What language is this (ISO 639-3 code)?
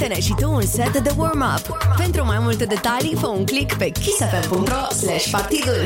ron